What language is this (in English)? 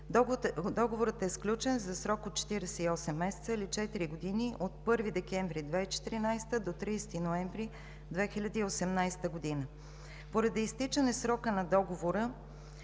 Bulgarian